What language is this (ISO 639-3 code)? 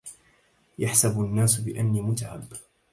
ara